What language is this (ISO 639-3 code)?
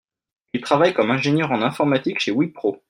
fra